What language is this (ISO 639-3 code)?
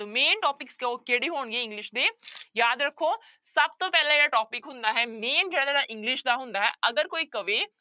pan